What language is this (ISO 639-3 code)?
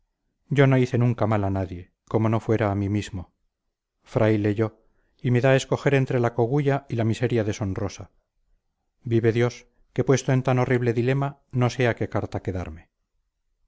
spa